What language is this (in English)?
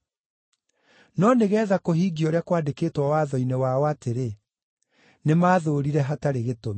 Kikuyu